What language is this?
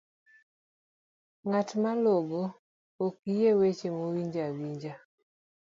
Luo (Kenya and Tanzania)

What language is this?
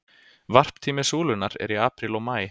Icelandic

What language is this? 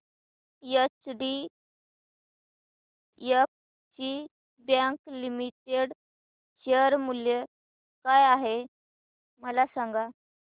Marathi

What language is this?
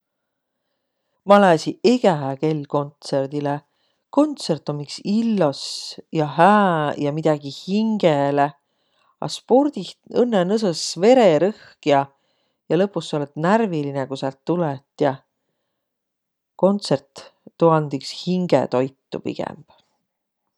Võro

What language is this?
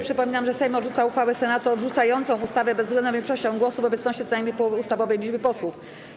Polish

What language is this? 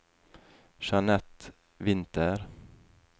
Norwegian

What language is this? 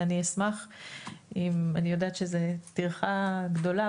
Hebrew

